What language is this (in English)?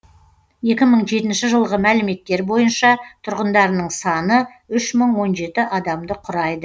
Kazakh